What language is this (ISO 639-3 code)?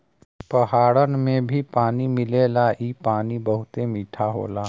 bho